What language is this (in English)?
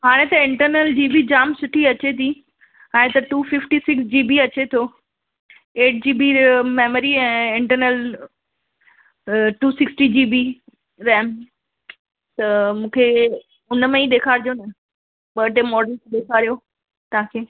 Sindhi